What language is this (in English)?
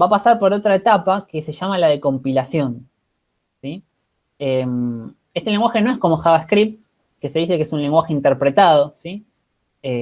Spanish